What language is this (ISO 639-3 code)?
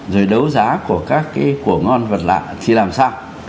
vie